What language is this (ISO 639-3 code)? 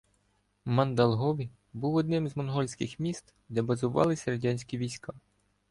ukr